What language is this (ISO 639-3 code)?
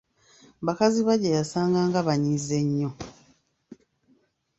lug